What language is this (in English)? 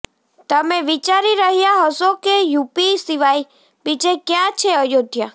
Gujarati